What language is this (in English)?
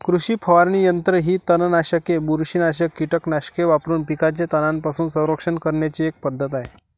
Marathi